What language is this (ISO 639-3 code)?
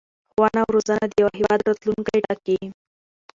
pus